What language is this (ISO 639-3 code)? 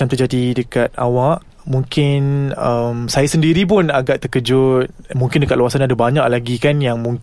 msa